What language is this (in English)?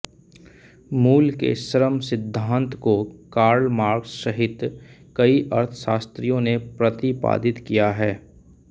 Hindi